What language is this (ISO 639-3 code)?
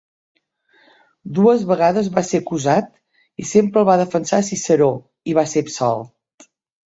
cat